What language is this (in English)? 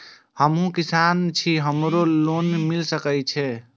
Maithili